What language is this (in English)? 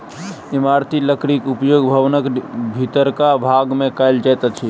Maithili